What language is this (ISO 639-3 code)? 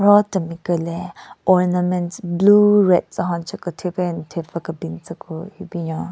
nre